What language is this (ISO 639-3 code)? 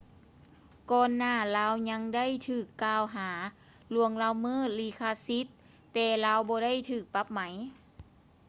lao